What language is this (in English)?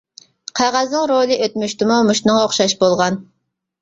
Uyghur